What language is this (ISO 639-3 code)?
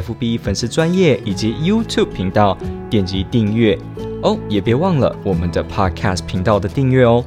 zho